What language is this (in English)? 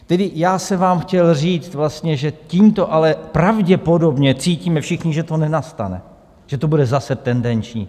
Czech